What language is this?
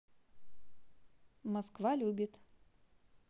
Russian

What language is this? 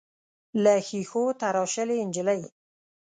Pashto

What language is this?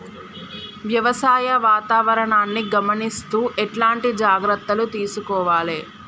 Telugu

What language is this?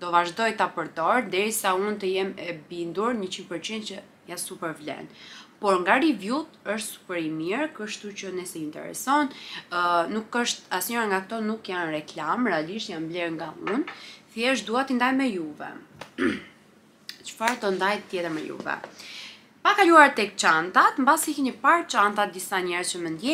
Romanian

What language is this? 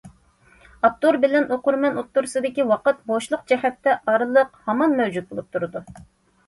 Uyghur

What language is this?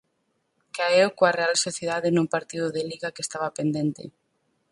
Galician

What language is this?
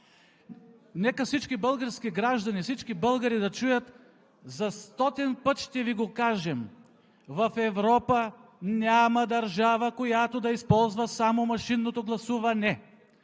Bulgarian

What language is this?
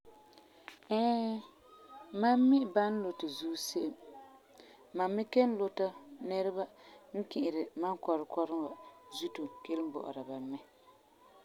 Frafra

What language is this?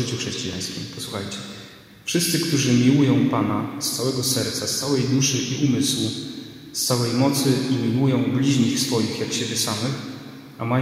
Polish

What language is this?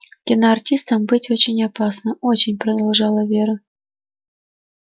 Russian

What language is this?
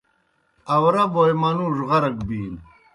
Kohistani Shina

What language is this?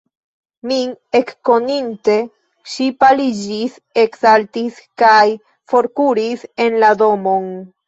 Esperanto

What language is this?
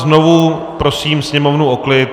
Czech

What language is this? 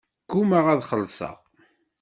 Kabyle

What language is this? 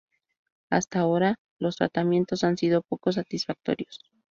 Spanish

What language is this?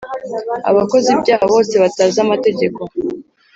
Kinyarwanda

